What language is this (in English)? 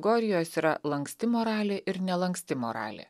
Lithuanian